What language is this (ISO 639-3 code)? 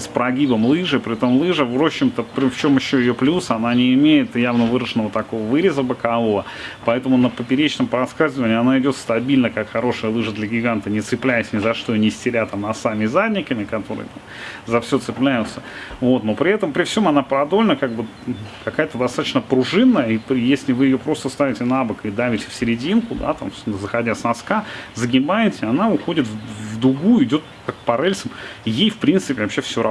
rus